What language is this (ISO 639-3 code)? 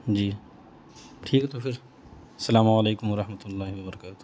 urd